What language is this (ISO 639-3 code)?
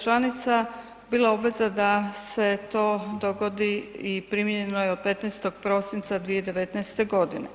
hrv